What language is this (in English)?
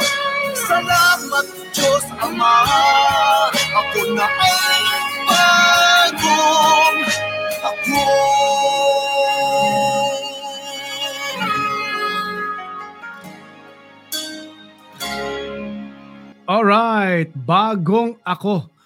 Filipino